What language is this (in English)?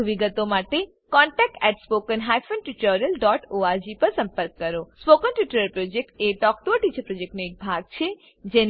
Gujarati